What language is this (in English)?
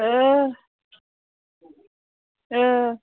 Bodo